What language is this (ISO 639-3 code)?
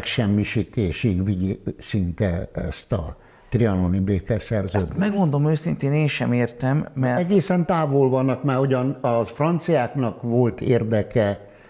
hun